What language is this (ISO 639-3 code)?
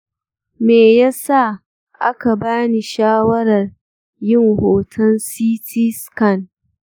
hau